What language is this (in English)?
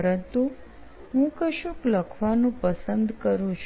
Gujarati